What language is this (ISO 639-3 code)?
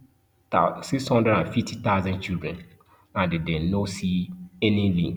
pcm